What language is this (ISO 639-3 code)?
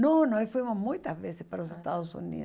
por